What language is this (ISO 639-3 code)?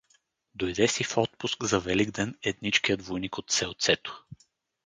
bul